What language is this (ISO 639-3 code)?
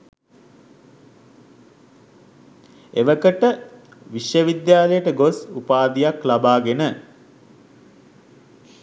sin